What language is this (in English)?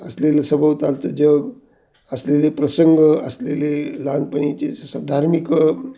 Marathi